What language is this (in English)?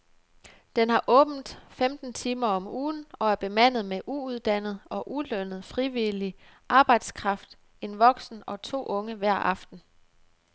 Danish